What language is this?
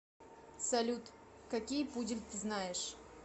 Russian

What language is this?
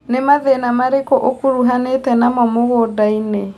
Kikuyu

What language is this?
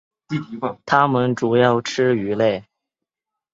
Chinese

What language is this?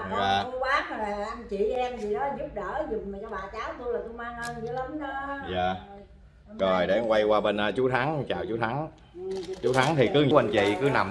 Vietnamese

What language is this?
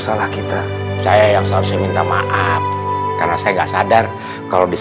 Indonesian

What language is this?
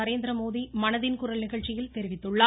Tamil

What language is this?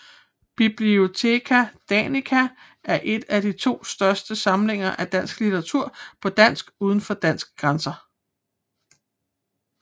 Danish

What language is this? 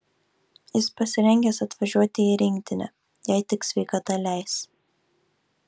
Lithuanian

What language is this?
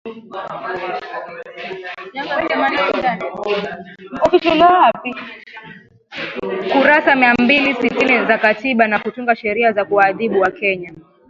Swahili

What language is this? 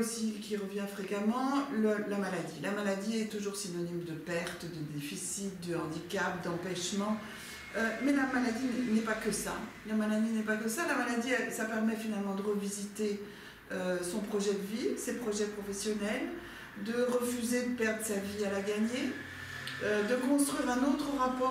French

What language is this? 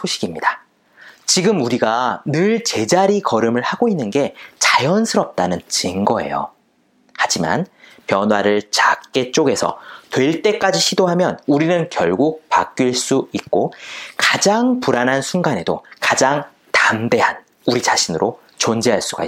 Korean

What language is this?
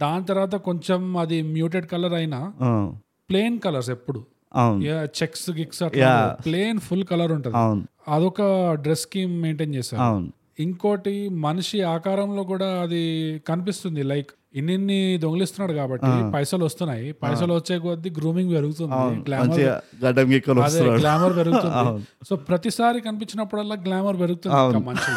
Telugu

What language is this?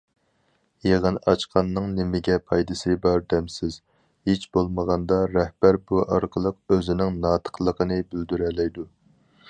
Uyghur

